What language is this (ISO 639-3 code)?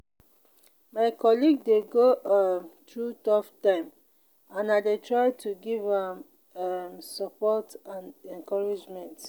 pcm